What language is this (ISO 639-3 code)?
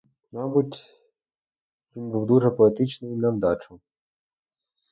ukr